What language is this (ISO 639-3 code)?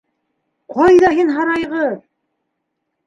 bak